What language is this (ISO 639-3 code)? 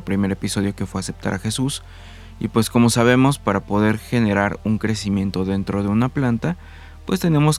spa